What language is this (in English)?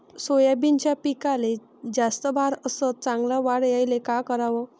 Marathi